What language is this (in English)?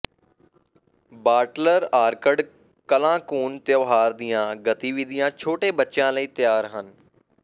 Punjabi